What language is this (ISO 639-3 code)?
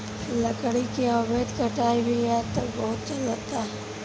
bho